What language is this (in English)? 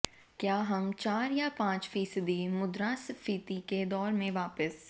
Hindi